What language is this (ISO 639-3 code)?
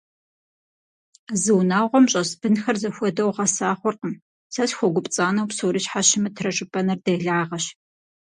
kbd